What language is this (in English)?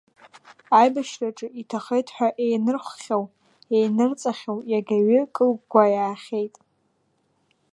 Abkhazian